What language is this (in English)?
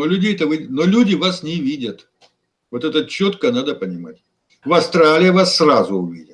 Russian